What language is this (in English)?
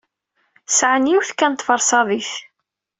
Kabyle